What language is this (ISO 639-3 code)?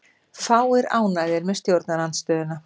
isl